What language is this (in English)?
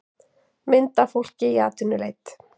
Icelandic